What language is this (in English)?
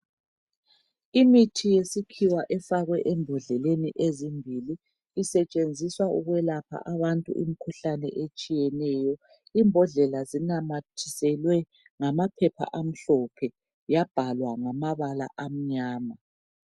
North Ndebele